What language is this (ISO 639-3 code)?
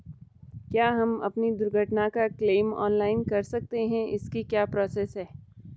hin